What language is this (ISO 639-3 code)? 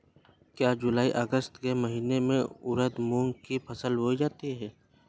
hin